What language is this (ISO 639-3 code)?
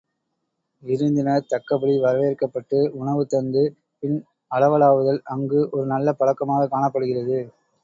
tam